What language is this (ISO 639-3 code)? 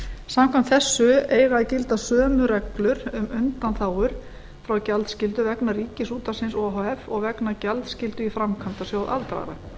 isl